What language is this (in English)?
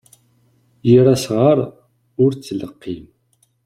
Kabyle